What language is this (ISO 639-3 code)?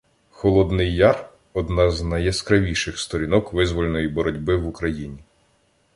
ukr